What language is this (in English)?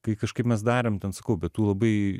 Lithuanian